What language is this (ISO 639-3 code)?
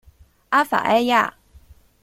zho